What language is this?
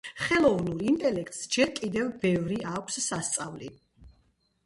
Georgian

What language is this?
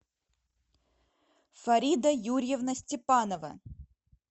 Russian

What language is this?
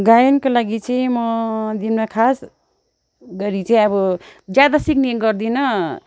Nepali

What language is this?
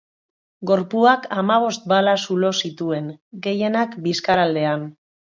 Basque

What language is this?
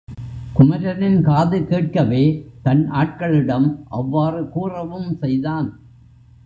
Tamil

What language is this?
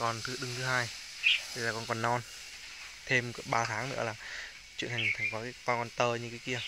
Vietnamese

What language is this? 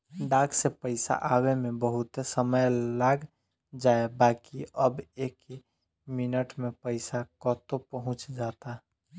Bhojpuri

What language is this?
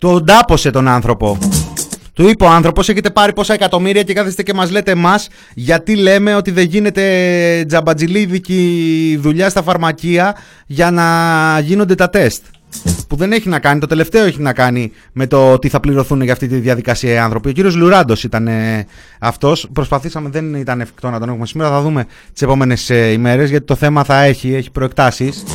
Greek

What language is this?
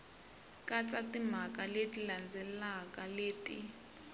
Tsonga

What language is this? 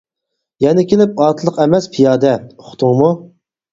Uyghur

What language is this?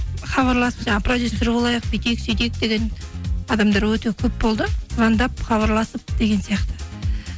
Kazakh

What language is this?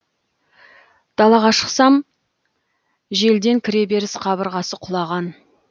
Kazakh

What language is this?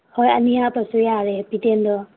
Manipuri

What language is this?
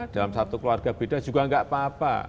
Indonesian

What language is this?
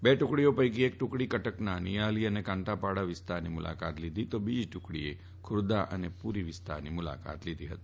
Gujarati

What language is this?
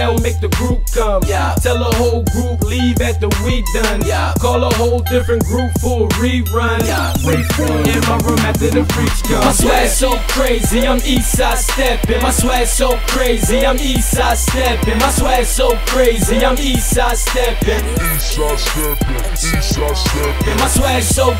English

